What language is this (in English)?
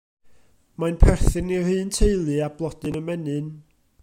Welsh